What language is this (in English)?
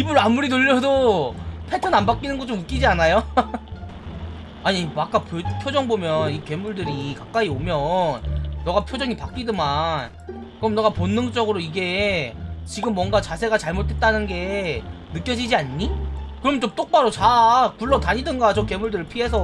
Korean